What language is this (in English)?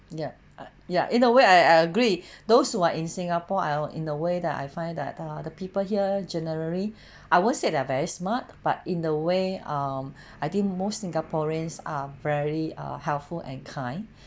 English